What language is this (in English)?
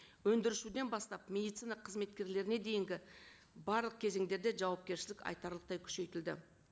Kazakh